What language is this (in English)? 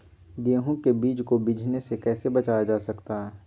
Magahi